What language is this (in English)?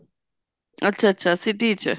Punjabi